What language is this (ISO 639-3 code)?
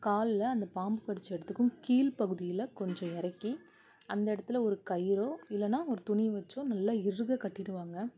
tam